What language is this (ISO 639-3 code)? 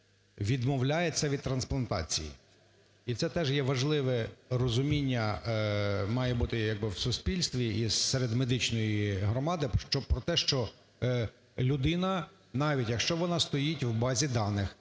ukr